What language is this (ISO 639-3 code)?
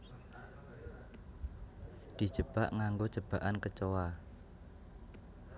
jav